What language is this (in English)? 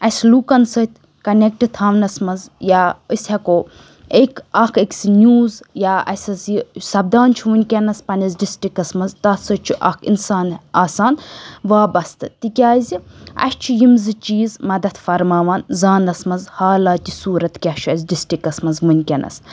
Kashmiri